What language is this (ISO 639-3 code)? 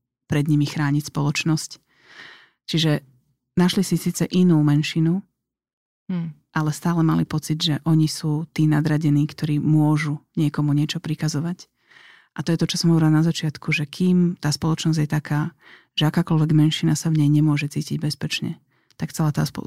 slk